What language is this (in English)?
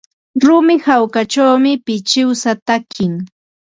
Ambo-Pasco Quechua